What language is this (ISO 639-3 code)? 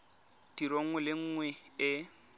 tsn